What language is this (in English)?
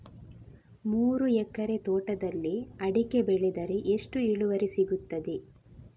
Kannada